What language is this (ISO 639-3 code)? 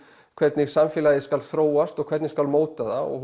isl